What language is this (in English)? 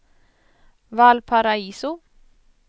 Swedish